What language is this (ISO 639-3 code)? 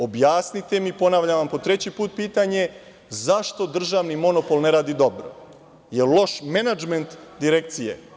srp